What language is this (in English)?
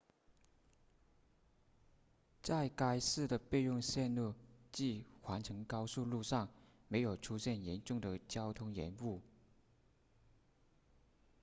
Chinese